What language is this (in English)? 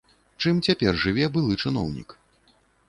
Belarusian